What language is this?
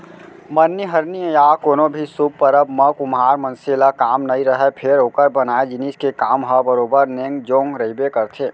Chhattisgarhi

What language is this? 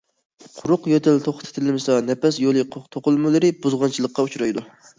Uyghur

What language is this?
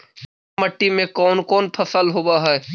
Magahi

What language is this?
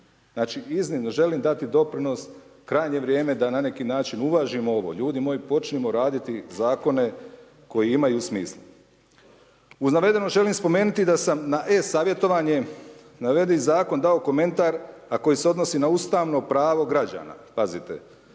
Croatian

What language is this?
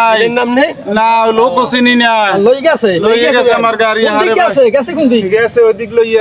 Bangla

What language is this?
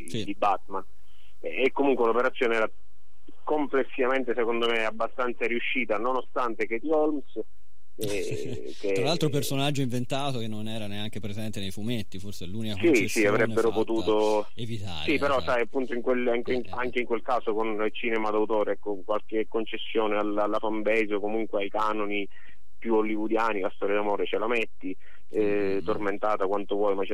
Italian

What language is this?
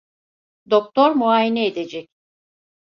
Turkish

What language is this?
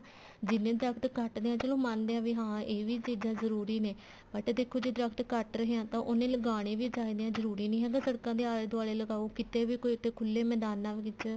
Punjabi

